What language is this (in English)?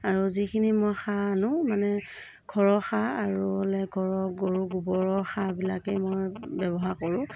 Assamese